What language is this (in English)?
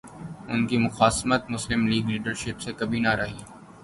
Urdu